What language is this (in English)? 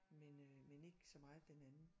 Danish